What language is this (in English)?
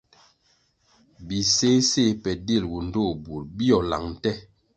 Kwasio